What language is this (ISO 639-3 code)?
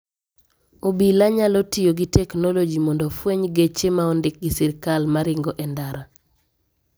luo